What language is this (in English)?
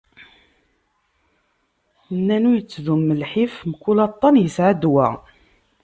Kabyle